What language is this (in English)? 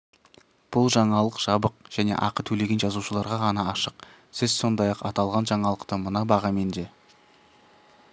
Kazakh